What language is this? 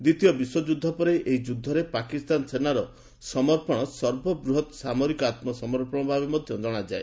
Odia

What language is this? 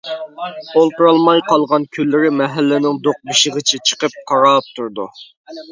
Uyghur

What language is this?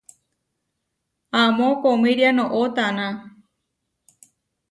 Huarijio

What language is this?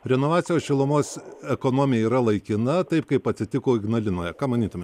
Lithuanian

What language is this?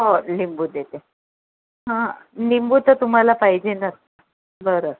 Marathi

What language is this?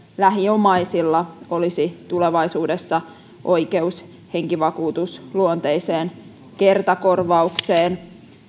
Finnish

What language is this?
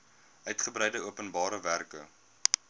Afrikaans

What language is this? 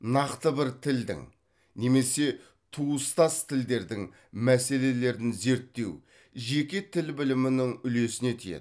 Kazakh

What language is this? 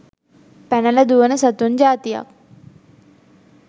Sinhala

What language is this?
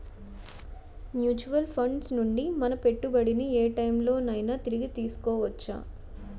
Telugu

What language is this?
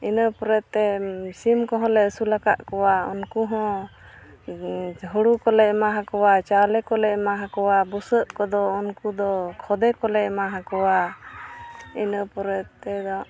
Santali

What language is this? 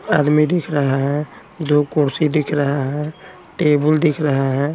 Hindi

